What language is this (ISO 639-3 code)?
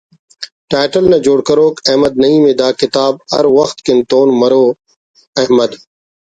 brh